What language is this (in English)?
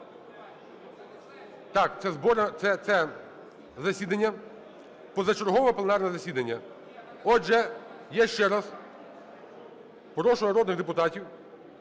Ukrainian